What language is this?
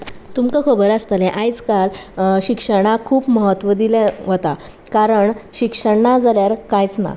Konkani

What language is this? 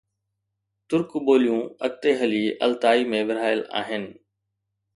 Sindhi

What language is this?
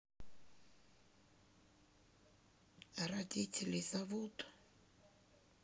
Russian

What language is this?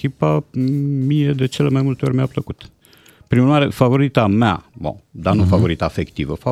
Romanian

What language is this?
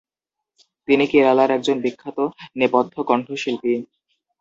Bangla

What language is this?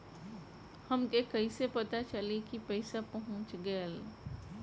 Bhojpuri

